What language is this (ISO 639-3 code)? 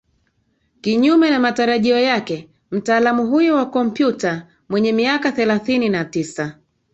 swa